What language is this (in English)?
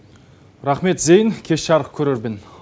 Kazakh